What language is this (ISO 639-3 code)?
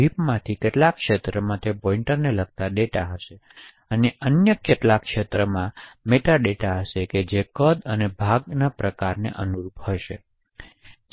guj